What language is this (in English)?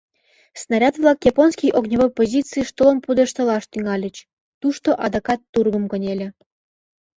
Mari